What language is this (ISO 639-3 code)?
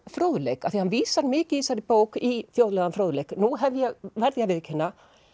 isl